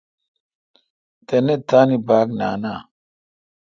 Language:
Kalkoti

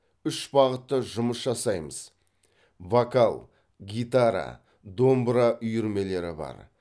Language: Kazakh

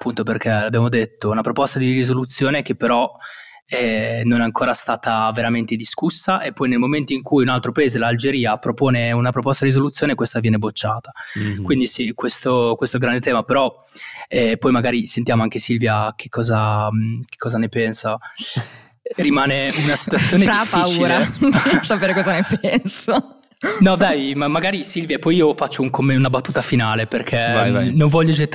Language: Italian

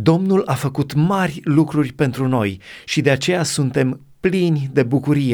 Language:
Romanian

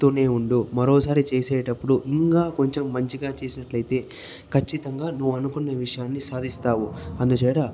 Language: Telugu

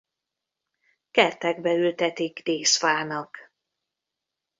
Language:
Hungarian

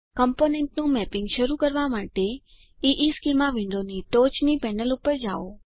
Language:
Gujarati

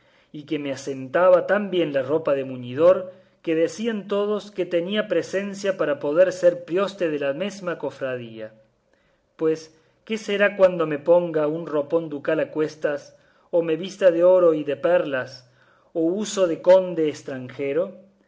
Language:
Spanish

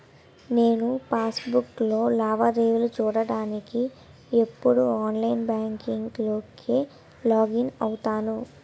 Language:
Telugu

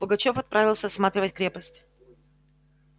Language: Russian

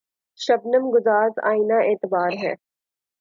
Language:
Urdu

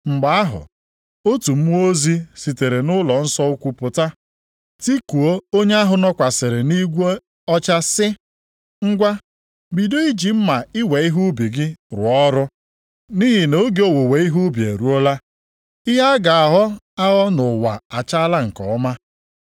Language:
Igbo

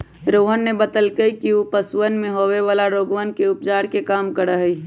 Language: Magahi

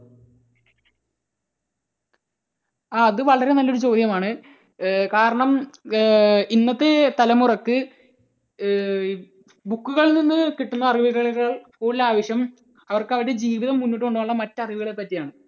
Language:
Malayalam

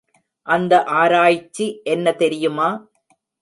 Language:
Tamil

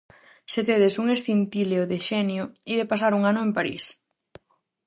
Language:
Galician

